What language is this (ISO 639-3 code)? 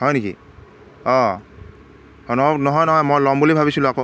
asm